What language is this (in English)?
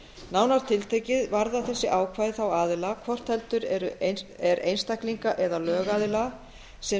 Icelandic